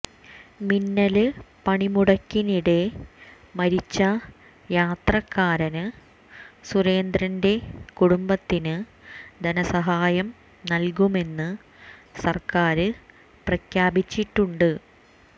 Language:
Malayalam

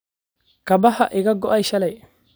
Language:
Somali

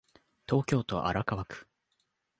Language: Japanese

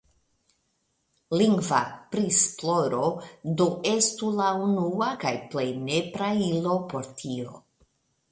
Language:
Esperanto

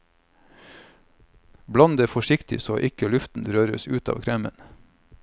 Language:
Norwegian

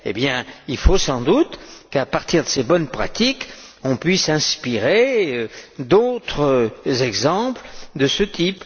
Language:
French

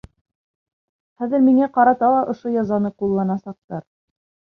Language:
Bashkir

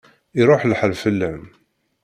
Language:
Kabyle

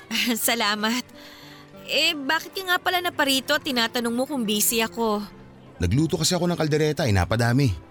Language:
Filipino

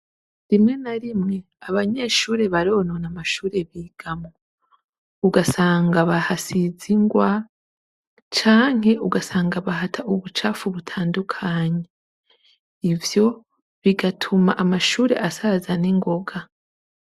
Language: Rundi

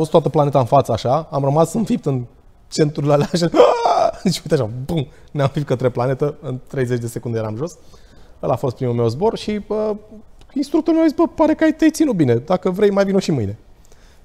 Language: Romanian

